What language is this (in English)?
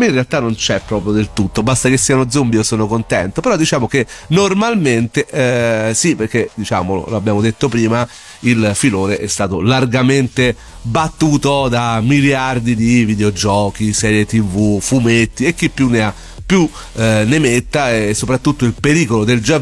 Italian